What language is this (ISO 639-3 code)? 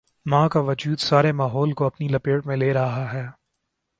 urd